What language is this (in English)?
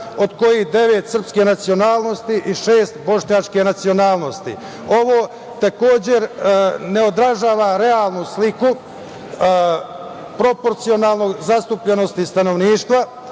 Serbian